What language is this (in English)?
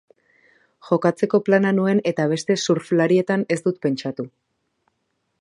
Basque